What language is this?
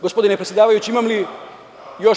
Serbian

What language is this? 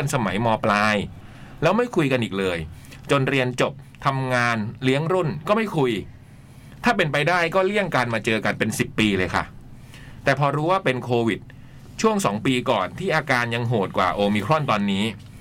Thai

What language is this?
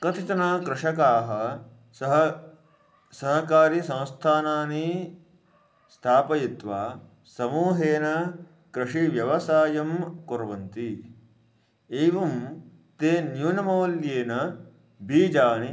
Sanskrit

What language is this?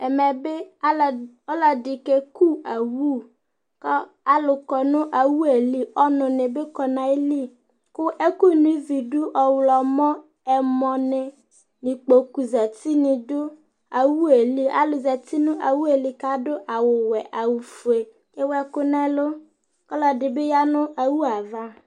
Ikposo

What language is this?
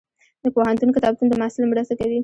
Pashto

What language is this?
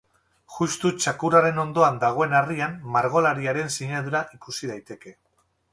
Basque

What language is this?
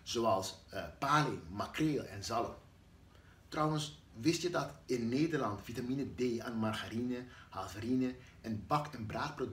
Dutch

